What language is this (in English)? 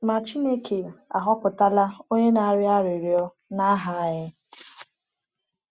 Igbo